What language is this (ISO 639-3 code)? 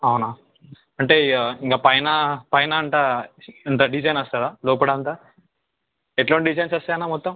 tel